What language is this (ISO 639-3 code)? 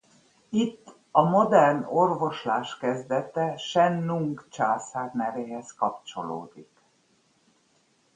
hun